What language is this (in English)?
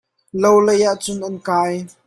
Hakha Chin